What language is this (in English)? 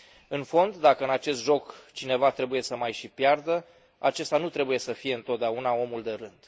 Romanian